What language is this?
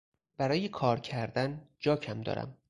Persian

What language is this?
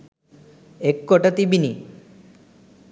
Sinhala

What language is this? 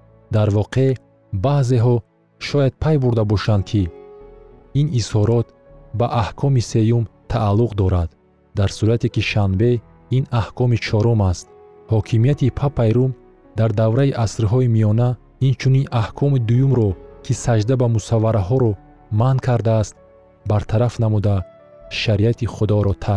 Persian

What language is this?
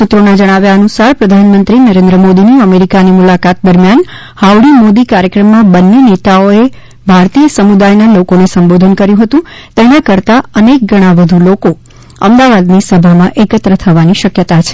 Gujarati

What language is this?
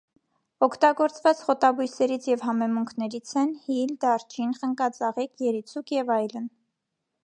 Armenian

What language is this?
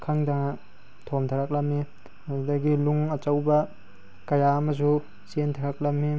Manipuri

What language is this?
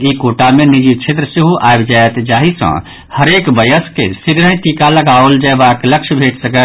Maithili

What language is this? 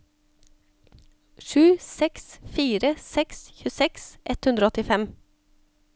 Norwegian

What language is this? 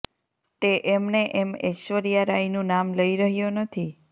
Gujarati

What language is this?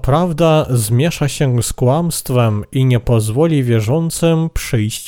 Polish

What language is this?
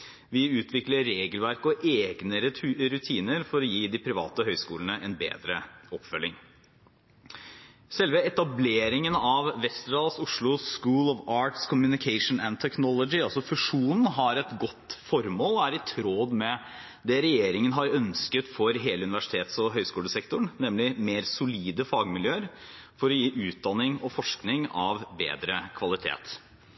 Norwegian Bokmål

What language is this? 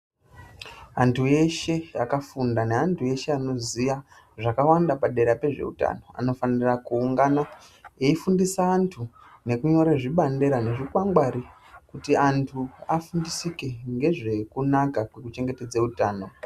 Ndau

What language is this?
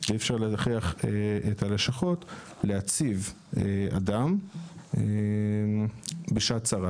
Hebrew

